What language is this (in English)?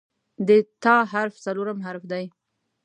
Pashto